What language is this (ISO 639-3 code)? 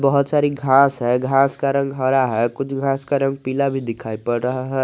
hin